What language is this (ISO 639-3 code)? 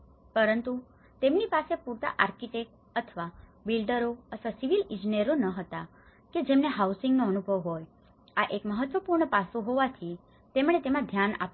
guj